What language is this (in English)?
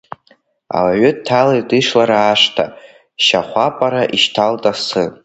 Abkhazian